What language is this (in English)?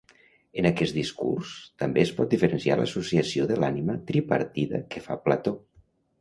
Catalan